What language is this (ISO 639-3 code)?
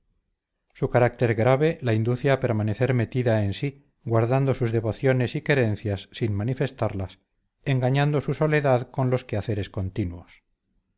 spa